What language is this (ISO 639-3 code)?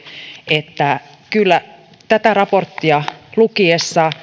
fin